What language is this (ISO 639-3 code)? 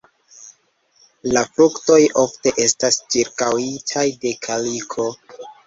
epo